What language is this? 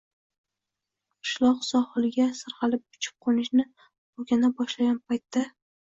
Uzbek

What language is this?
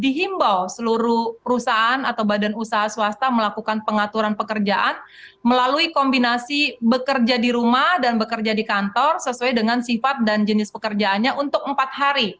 Indonesian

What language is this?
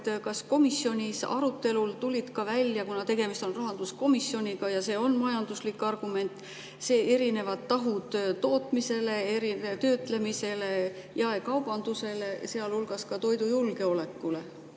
Estonian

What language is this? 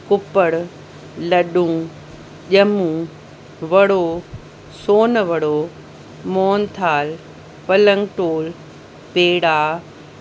Sindhi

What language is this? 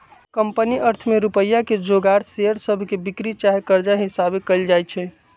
Magahi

